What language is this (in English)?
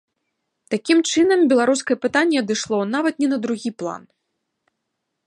Belarusian